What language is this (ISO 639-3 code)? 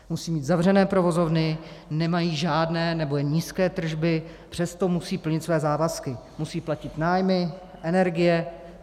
ces